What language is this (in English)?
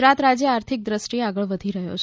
Gujarati